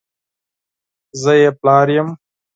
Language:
Pashto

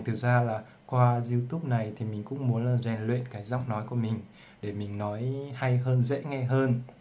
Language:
Vietnamese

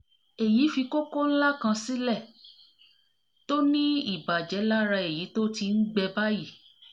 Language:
Yoruba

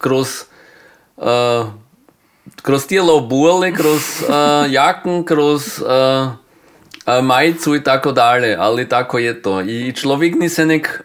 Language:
Croatian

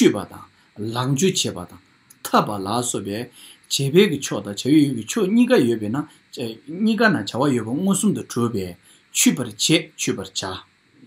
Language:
Romanian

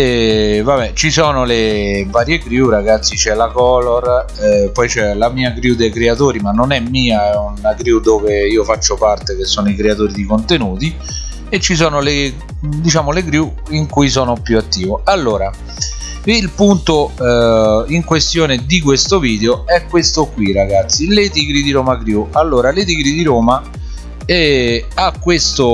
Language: Italian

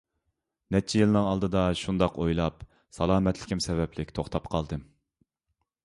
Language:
Uyghur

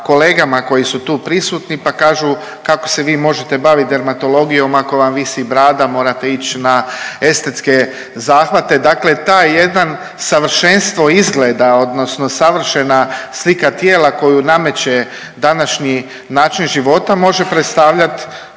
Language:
Croatian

